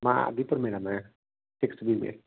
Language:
Sindhi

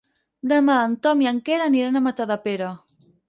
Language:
Catalan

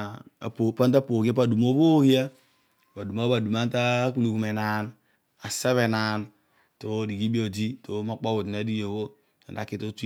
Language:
Odual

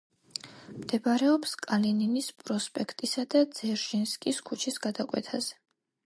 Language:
Georgian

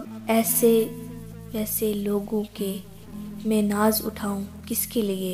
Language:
Urdu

